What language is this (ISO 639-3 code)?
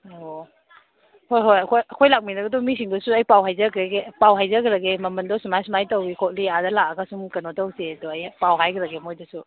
mni